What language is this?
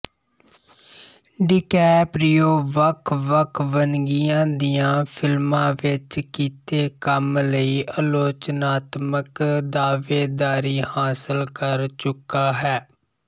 Punjabi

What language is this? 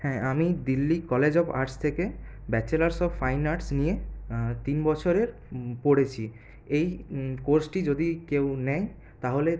Bangla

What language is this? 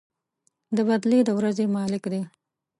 Pashto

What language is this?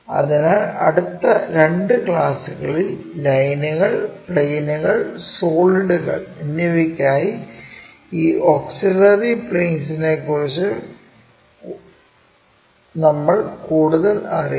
Malayalam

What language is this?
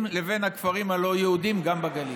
Hebrew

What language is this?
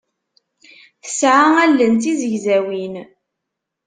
Kabyle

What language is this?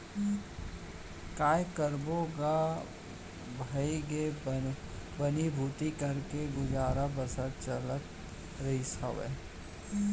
Chhattisgarhi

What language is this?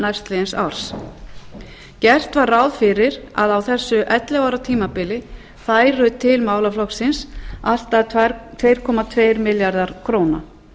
Icelandic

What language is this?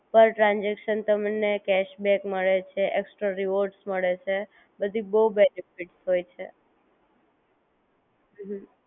Gujarati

